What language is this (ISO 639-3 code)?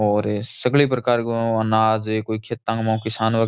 raj